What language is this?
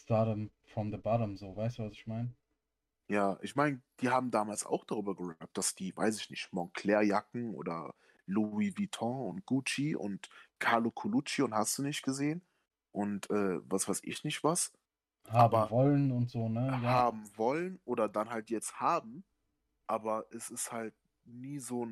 German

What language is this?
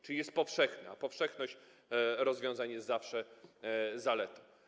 Polish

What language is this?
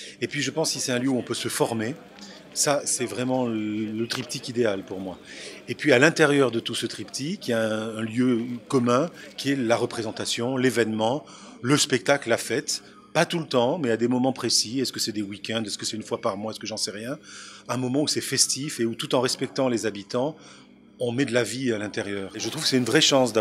French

